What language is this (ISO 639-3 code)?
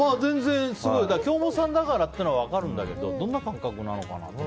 jpn